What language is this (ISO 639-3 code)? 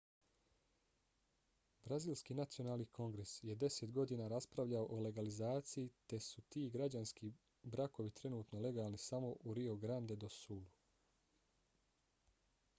bos